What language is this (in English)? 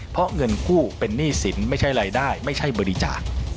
Thai